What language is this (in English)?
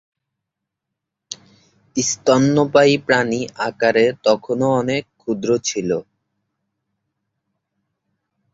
Bangla